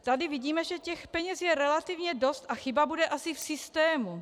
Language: Czech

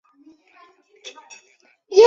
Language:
Chinese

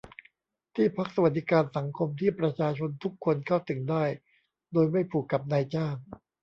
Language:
Thai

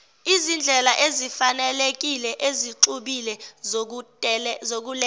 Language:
Zulu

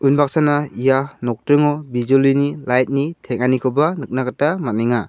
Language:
Garo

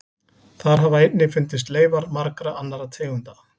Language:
Icelandic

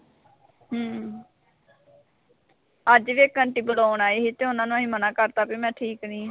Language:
Punjabi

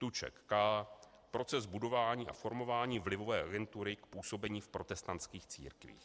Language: Czech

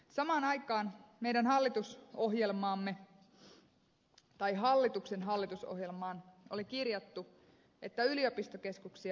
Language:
Finnish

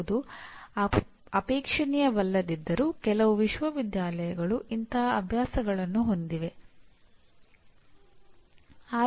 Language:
Kannada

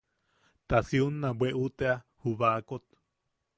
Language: Yaqui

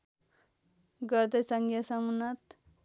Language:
Nepali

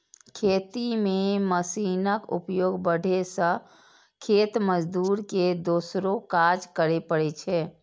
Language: Maithili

